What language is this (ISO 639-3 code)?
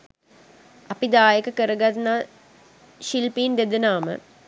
sin